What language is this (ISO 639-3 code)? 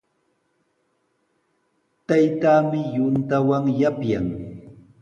qws